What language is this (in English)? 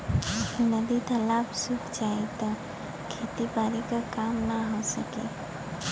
Bhojpuri